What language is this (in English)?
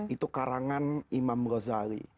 Indonesian